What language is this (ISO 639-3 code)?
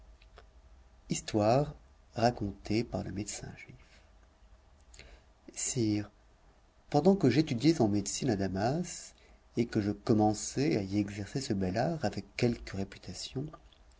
fra